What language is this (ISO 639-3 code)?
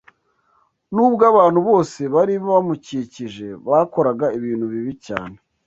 kin